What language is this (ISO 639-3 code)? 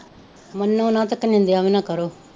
pan